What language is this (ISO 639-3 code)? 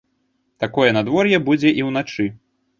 bel